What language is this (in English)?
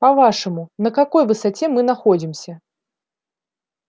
Russian